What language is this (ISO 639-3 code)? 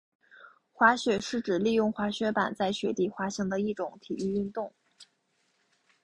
zho